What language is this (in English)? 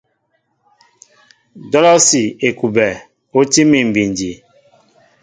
Mbo (Cameroon)